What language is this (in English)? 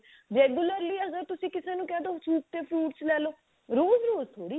Punjabi